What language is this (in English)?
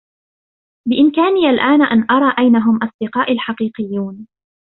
Arabic